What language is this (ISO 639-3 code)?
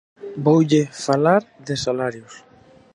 glg